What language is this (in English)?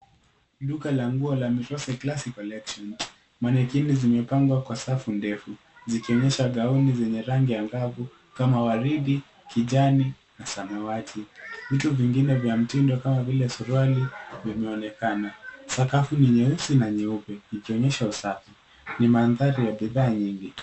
Swahili